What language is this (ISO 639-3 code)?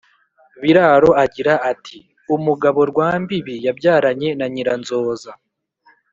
kin